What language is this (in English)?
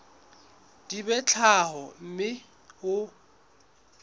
Southern Sotho